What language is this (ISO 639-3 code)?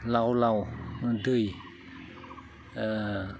brx